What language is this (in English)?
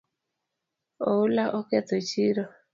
Luo (Kenya and Tanzania)